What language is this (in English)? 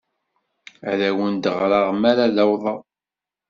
Kabyle